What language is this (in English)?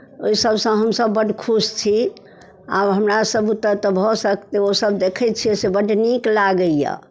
Maithili